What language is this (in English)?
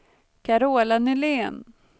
Swedish